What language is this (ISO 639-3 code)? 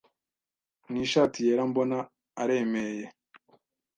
kin